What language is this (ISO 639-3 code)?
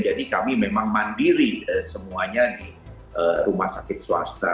ind